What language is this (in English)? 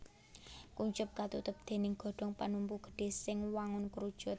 Javanese